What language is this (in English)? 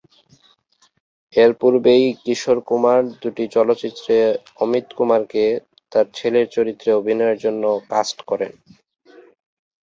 Bangla